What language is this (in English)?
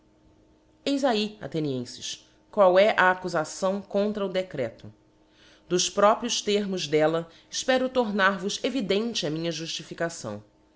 Portuguese